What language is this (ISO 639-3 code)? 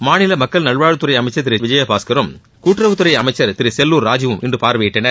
tam